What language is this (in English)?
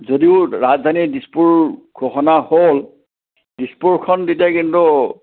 Assamese